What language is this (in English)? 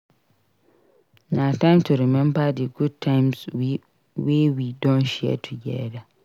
Nigerian Pidgin